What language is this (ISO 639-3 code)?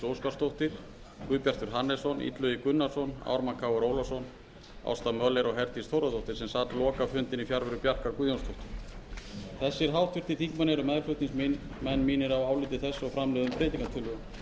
isl